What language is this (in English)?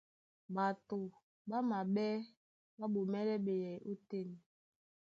Duala